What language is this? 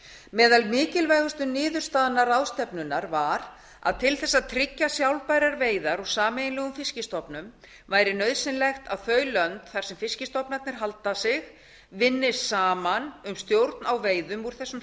Icelandic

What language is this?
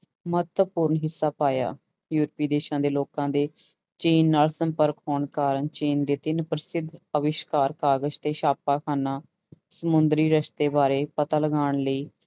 Punjabi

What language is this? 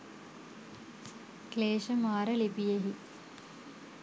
Sinhala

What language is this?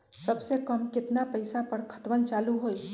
Magahi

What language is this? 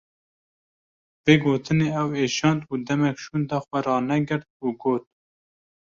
Kurdish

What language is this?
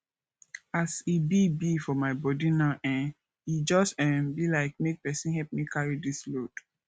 Nigerian Pidgin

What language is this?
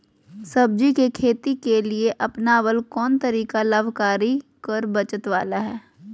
Magahi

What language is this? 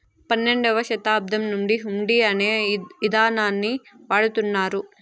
Telugu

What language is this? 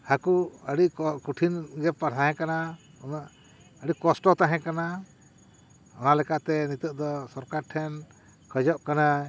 Santali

